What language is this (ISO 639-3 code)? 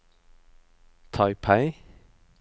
nor